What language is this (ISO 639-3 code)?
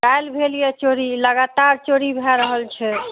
mai